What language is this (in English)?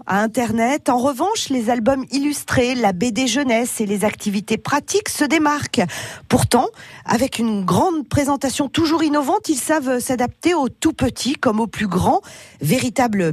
French